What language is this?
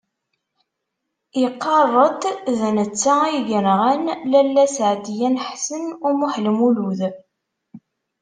Kabyle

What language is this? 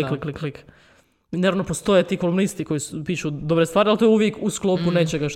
Croatian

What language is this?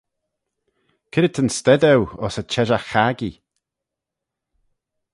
Manx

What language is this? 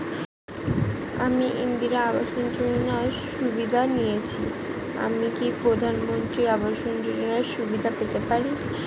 Bangla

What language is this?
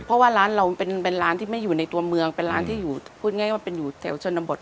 Thai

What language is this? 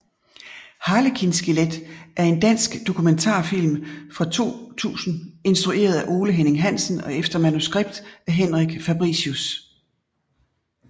Danish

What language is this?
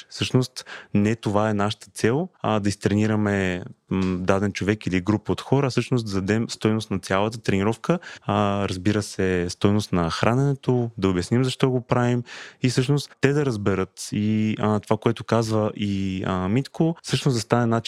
Bulgarian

